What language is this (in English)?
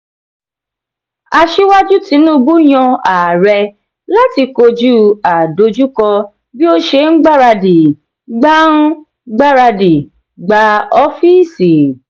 Yoruba